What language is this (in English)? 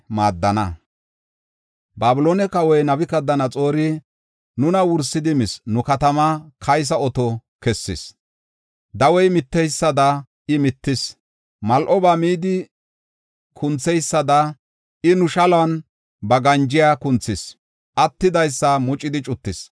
Gofa